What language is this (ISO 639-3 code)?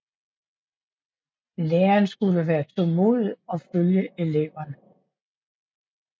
dan